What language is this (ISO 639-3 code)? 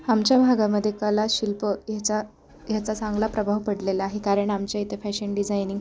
mar